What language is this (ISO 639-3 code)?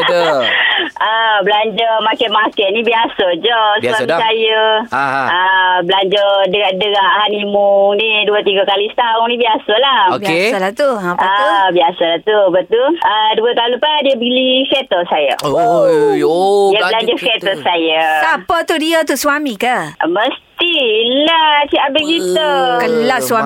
msa